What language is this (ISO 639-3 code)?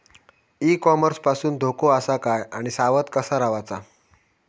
mar